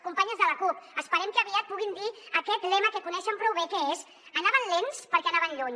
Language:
Catalan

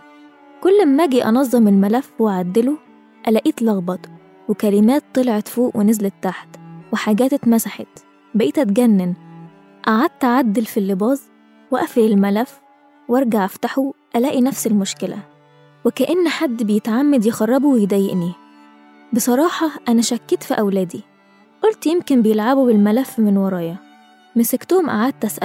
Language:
Arabic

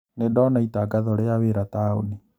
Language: Kikuyu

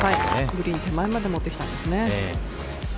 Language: Japanese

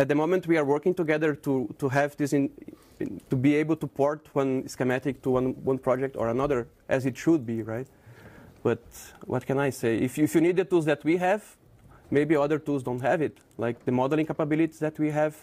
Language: English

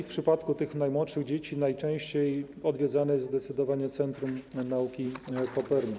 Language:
Polish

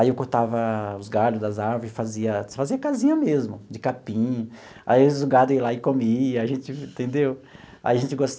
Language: Portuguese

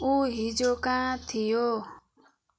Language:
Nepali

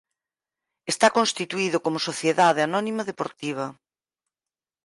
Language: Galician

